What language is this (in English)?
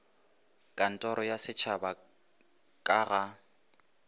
Northern Sotho